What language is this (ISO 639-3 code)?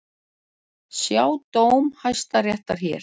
isl